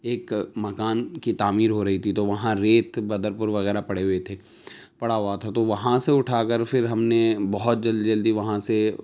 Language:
Urdu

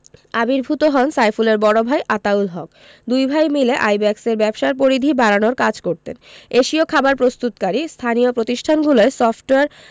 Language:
Bangla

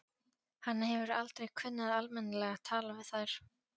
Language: Icelandic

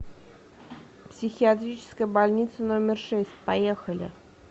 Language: Russian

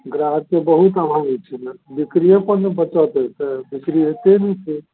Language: Maithili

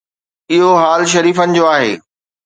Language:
Sindhi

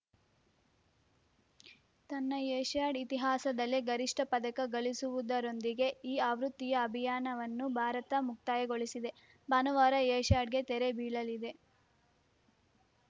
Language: Kannada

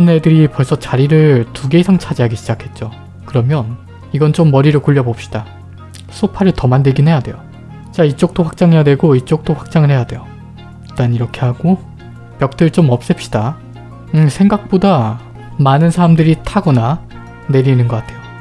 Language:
Korean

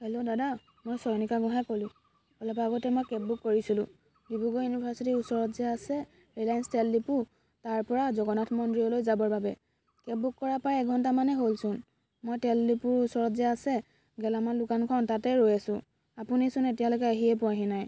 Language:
Assamese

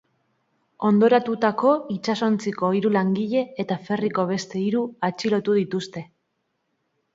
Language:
Basque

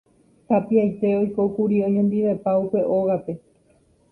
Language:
Guarani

